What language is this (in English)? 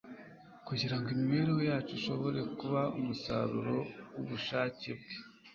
Kinyarwanda